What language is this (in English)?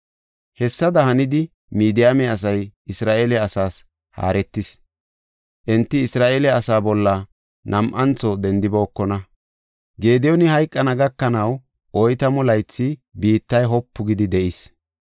Gofa